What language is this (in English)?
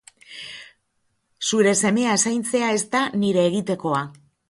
Basque